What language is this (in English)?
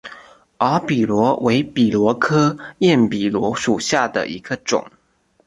Chinese